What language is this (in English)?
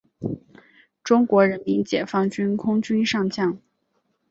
Chinese